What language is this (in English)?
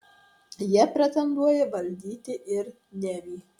Lithuanian